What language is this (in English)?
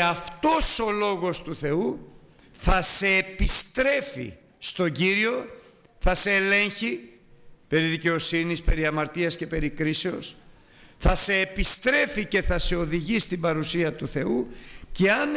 Greek